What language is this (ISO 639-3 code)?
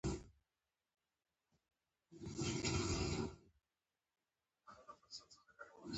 pus